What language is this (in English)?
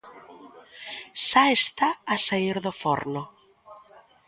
Galician